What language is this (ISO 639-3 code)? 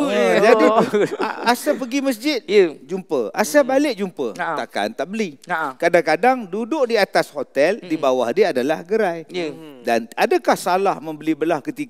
msa